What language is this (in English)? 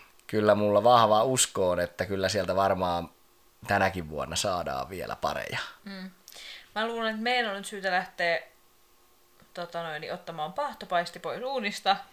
Finnish